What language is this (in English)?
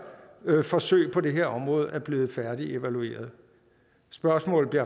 Danish